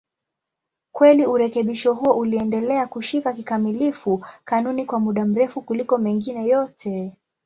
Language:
Swahili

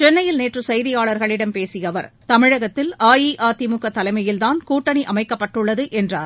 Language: Tamil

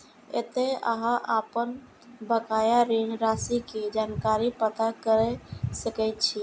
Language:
Maithili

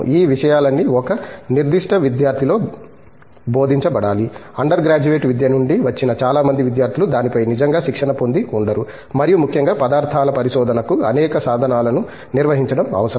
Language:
Telugu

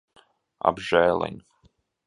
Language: Latvian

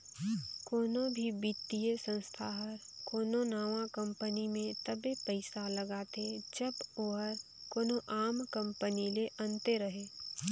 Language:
Chhattisgarhi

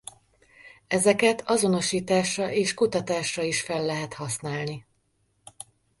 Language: Hungarian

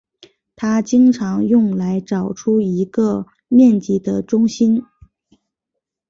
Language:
Chinese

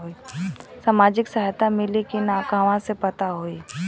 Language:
Bhojpuri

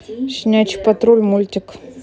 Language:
Russian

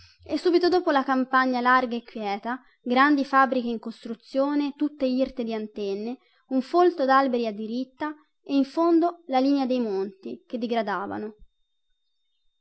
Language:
Italian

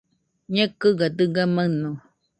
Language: Nüpode Huitoto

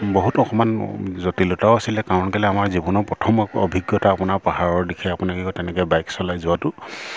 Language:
Assamese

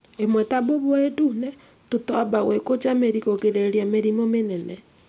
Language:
Kikuyu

